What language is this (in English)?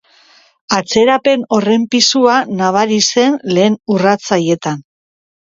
Basque